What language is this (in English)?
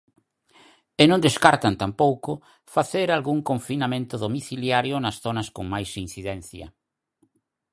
Galician